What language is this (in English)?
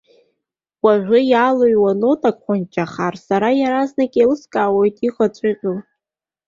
Abkhazian